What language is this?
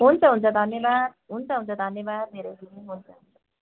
Nepali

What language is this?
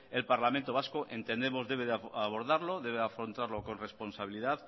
Spanish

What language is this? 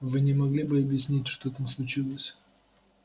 Russian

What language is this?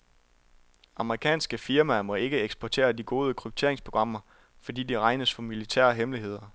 Danish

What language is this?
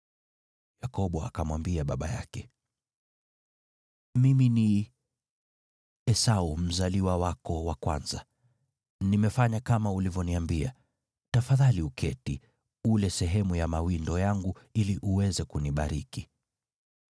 Swahili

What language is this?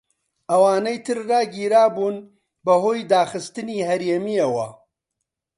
Central Kurdish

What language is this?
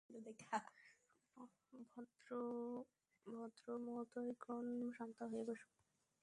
Bangla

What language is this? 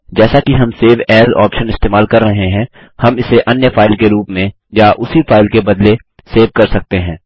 Hindi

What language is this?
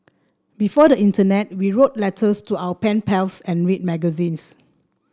English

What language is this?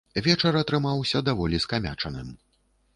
Belarusian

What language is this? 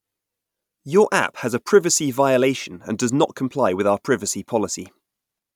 English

